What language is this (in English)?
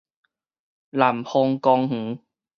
Min Nan Chinese